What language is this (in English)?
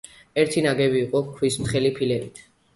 Georgian